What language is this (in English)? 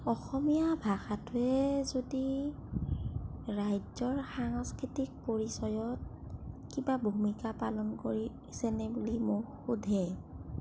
Assamese